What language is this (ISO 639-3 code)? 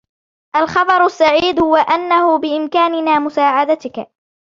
ara